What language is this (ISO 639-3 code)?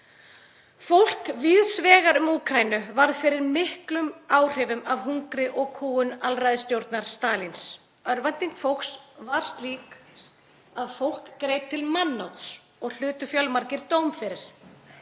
isl